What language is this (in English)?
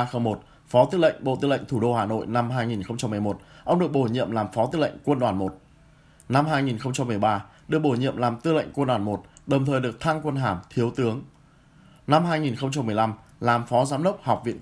Vietnamese